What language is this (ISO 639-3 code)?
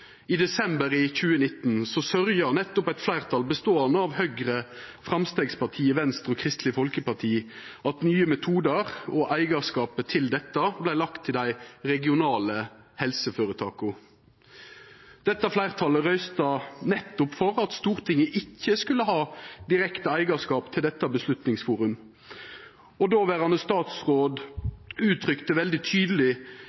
nno